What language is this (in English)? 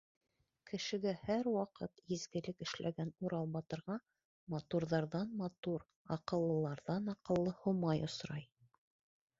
Bashkir